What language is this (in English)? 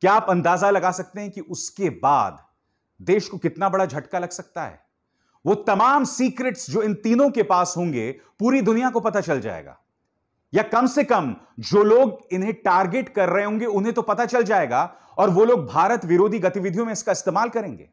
Hindi